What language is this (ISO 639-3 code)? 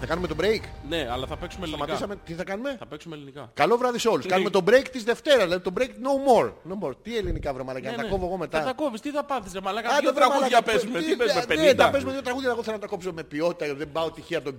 ell